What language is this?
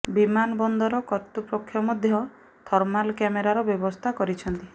Odia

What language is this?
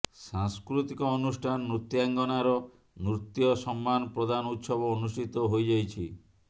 Odia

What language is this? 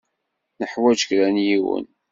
Kabyle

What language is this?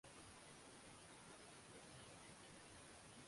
Swahili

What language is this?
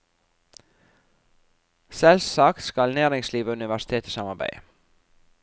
Norwegian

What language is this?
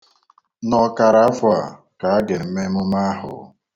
Igbo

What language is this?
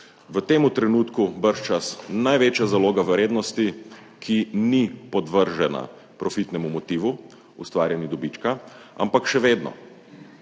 Slovenian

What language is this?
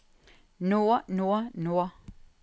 Norwegian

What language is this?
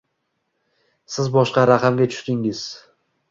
Uzbek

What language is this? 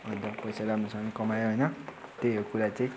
Nepali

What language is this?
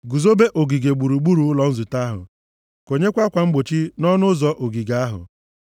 Igbo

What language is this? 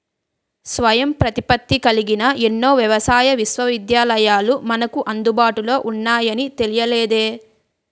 Telugu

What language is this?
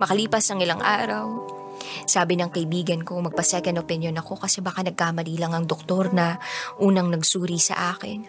Filipino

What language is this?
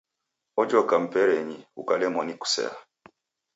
Taita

